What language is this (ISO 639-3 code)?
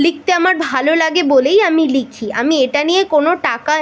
ben